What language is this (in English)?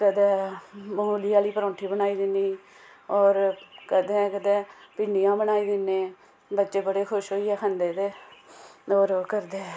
Dogri